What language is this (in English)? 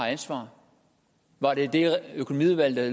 Danish